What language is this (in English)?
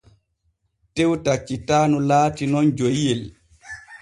Borgu Fulfulde